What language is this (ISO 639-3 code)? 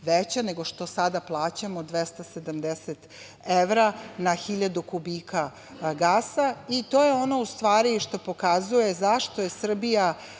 srp